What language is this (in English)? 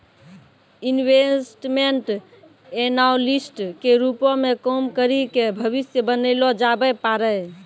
Maithili